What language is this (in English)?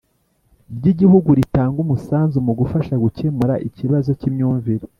Kinyarwanda